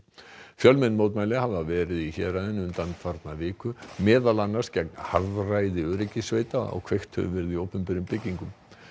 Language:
Icelandic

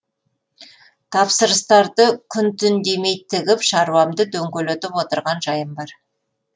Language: Kazakh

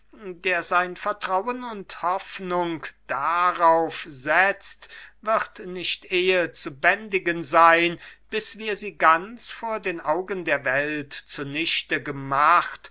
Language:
German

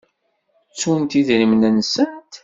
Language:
Kabyle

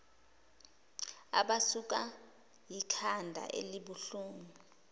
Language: Zulu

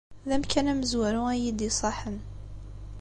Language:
Kabyle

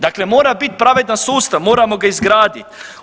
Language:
Croatian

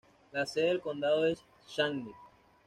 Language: Spanish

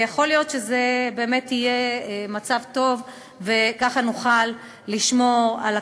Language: Hebrew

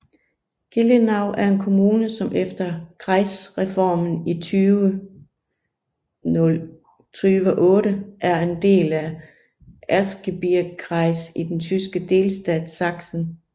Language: Danish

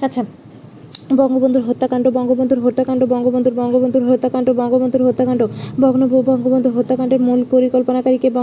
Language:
Bangla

